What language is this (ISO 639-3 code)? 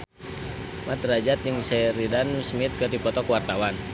sun